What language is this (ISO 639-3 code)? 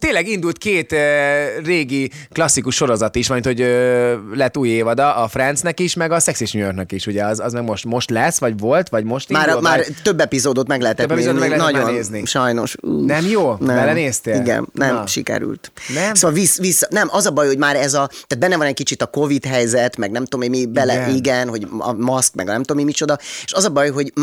hun